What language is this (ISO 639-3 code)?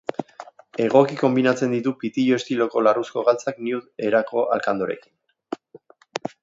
eus